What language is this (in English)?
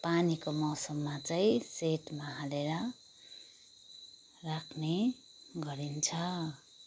Nepali